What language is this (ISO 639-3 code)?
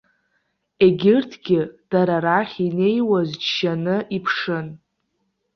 abk